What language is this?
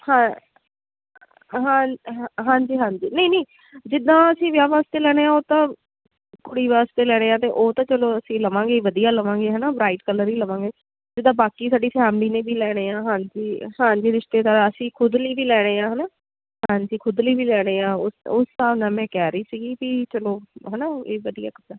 Punjabi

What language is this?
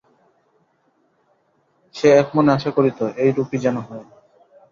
Bangla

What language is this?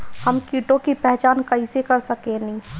Bhojpuri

